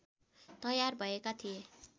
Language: Nepali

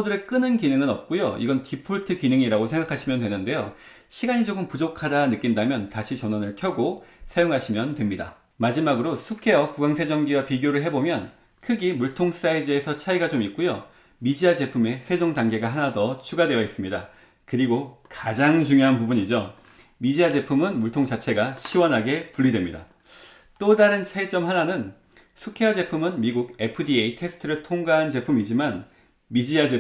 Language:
Korean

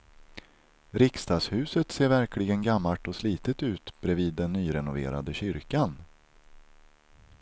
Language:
Swedish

